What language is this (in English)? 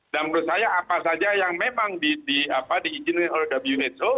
Indonesian